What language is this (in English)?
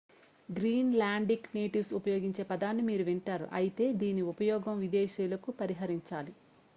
Telugu